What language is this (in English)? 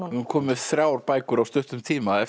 Icelandic